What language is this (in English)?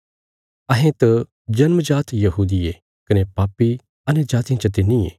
Bilaspuri